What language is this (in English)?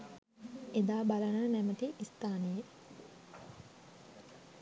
Sinhala